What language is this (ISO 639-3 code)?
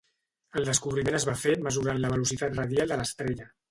cat